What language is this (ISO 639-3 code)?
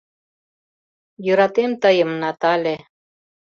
chm